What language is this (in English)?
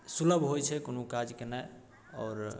Maithili